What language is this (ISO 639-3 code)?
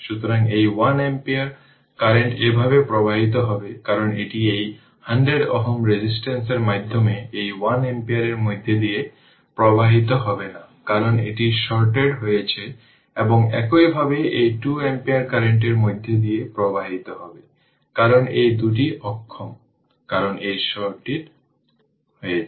ben